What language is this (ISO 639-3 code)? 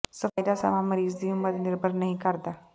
pan